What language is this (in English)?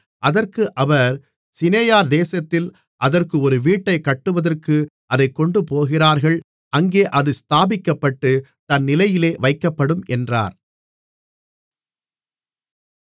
Tamil